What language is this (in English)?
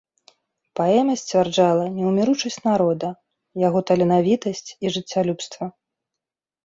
Belarusian